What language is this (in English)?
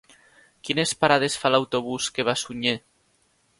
Catalan